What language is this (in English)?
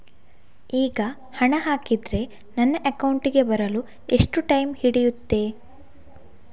Kannada